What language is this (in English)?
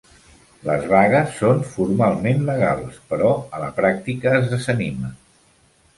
Catalan